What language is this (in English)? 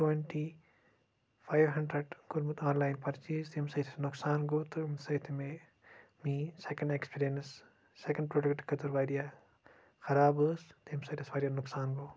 Kashmiri